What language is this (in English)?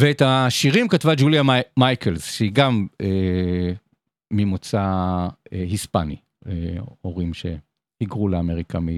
Hebrew